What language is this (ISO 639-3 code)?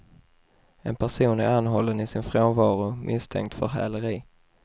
swe